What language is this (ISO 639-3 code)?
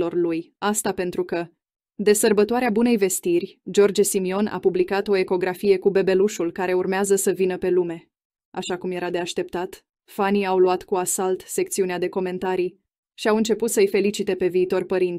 ron